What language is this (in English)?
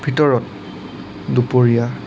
Assamese